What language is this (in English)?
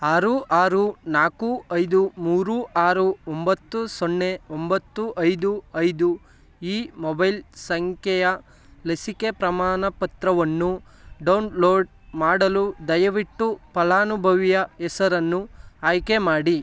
Kannada